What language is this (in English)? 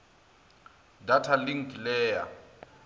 Northern Sotho